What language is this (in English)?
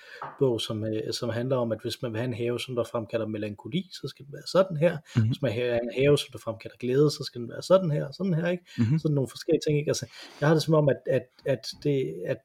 Danish